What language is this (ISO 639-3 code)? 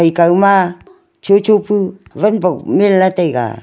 nnp